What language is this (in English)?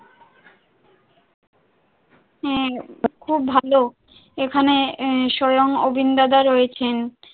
Bangla